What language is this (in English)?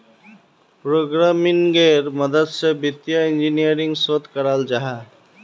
Magahi